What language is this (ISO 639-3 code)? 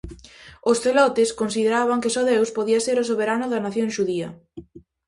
glg